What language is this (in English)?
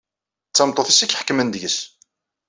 Kabyle